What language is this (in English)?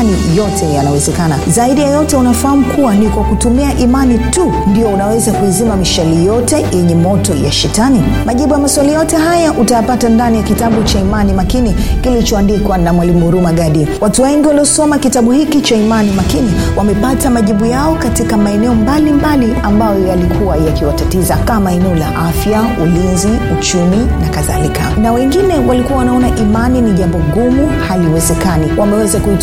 Swahili